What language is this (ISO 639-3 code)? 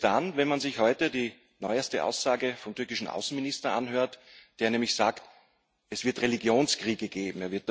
deu